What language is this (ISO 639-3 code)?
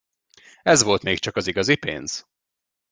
hun